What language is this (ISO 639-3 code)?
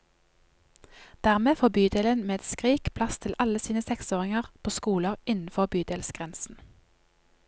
nor